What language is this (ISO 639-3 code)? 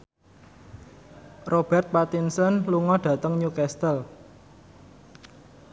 jav